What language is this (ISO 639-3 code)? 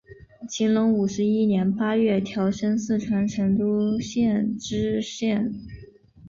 zho